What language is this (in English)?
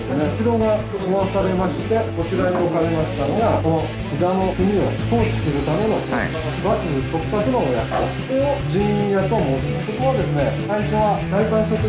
Japanese